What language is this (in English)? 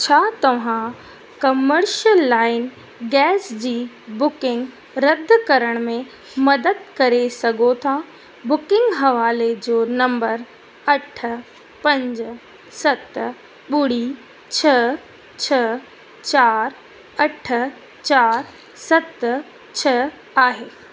Sindhi